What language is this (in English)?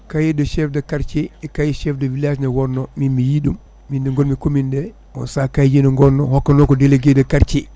Fula